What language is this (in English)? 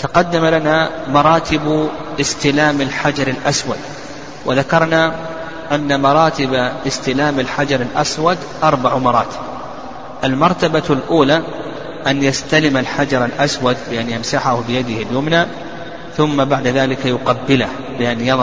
Arabic